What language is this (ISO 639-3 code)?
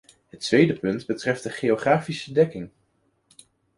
nld